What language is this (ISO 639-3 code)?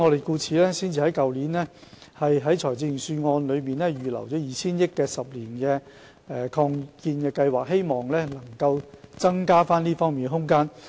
yue